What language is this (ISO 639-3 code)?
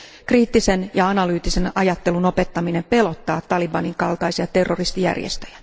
fin